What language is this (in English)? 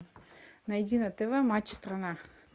Russian